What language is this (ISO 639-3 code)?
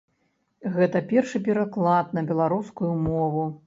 bel